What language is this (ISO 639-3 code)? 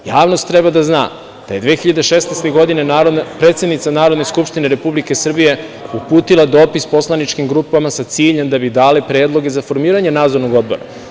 srp